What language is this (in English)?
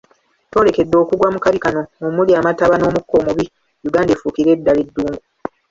Ganda